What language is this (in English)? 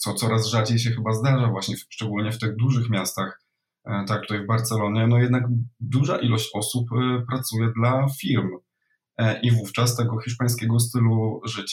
Polish